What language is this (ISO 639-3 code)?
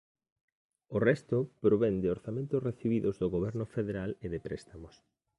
glg